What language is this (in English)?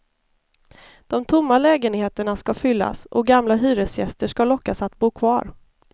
Swedish